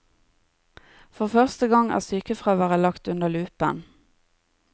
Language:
Norwegian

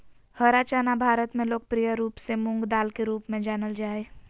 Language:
Magahi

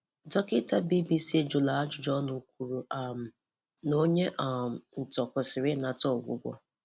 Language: Igbo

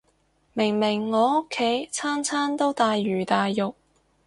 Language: Cantonese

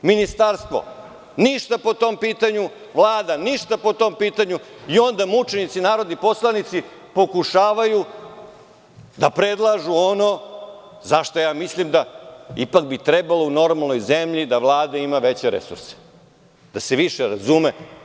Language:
Serbian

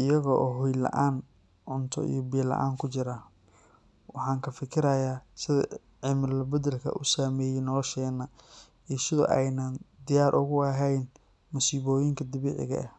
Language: Somali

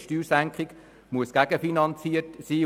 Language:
Swiss German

